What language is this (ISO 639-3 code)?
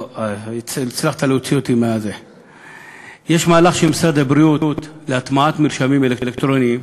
heb